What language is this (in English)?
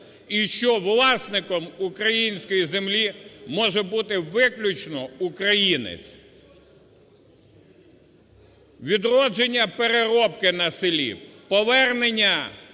Ukrainian